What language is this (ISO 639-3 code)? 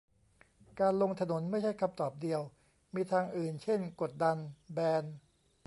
tha